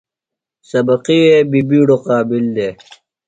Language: Phalura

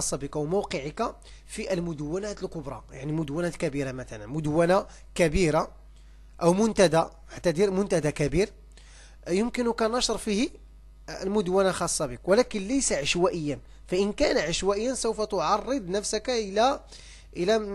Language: Arabic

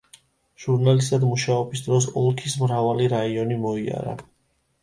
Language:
Georgian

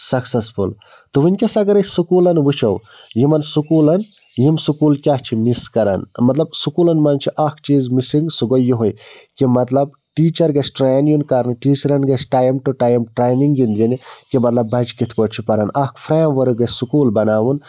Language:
Kashmiri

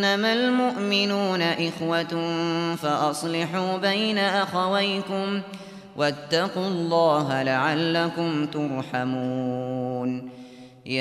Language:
Arabic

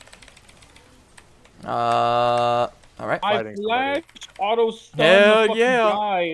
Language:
English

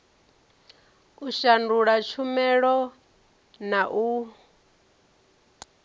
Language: Venda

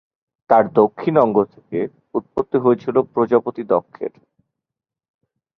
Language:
Bangla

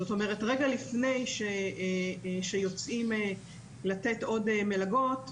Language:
Hebrew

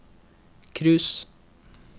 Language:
Norwegian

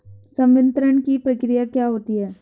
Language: Hindi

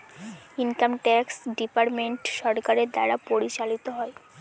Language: Bangla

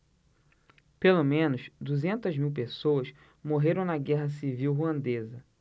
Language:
Portuguese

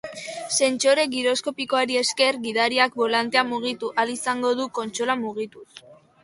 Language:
Basque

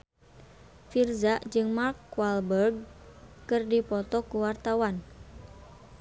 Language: Sundanese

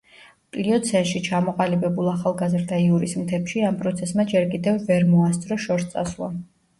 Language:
Georgian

